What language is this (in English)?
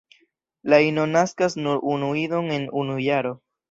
Esperanto